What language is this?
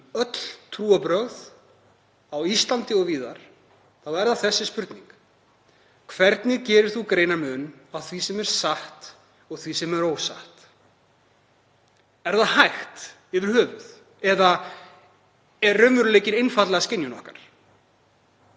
Icelandic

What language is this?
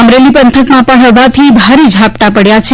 Gujarati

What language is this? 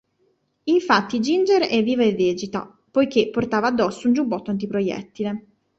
Italian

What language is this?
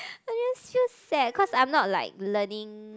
English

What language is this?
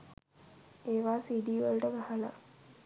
Sinhala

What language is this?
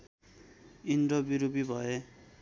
Nepali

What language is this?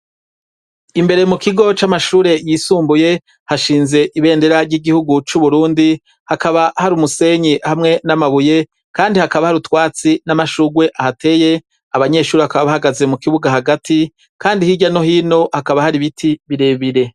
Rundi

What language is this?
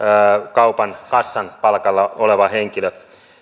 Finnish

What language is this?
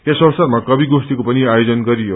Nepali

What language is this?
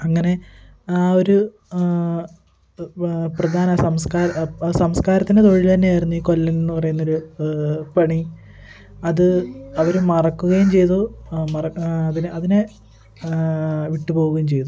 Malayalam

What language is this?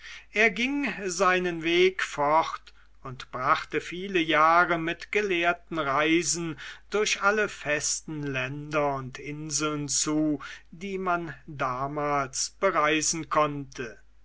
German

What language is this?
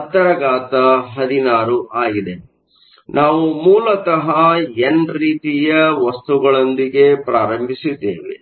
Kannada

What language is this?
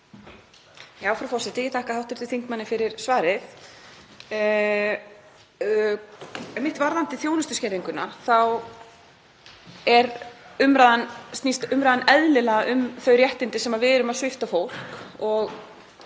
Icelandic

